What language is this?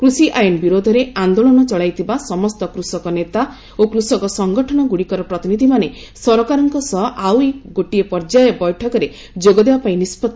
Odia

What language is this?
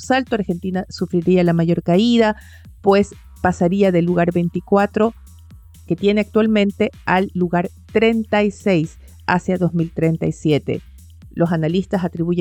Spanish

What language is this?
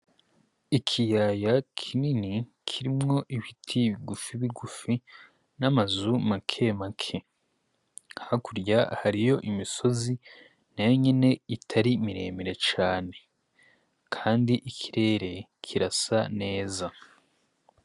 Rundi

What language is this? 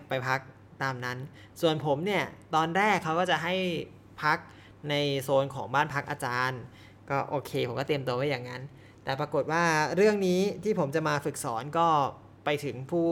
Thai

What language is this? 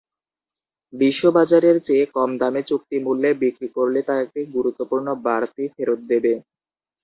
Bangla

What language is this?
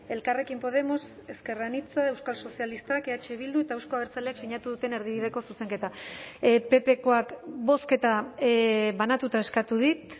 Basque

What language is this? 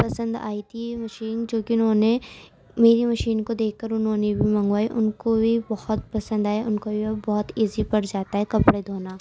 Urdu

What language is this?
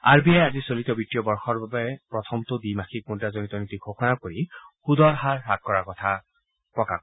Assamese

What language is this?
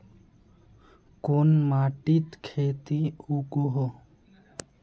Magahi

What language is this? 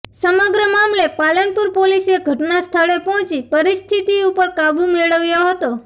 Gujarati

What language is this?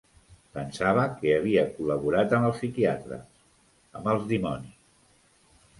Catalan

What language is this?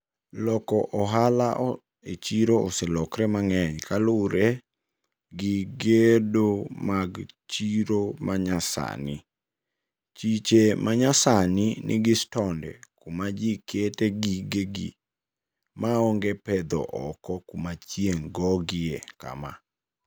Luo (Kenya and Tanzania)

